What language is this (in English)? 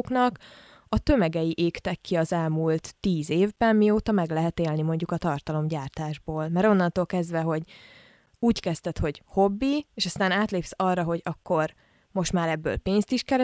Hungarian